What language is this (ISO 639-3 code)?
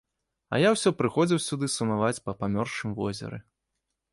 bel